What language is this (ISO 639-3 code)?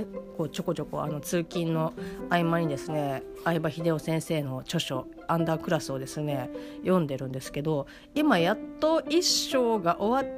jpn